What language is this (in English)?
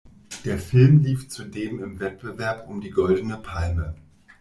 German